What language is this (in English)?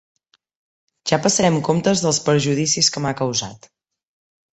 Catalan